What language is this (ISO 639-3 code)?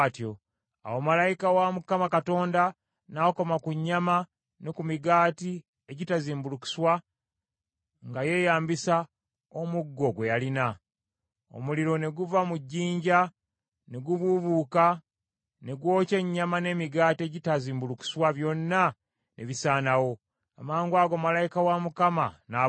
lug